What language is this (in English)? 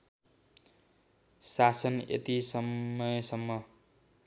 Nepali